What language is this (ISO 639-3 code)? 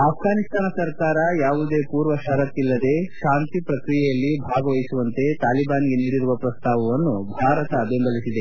kan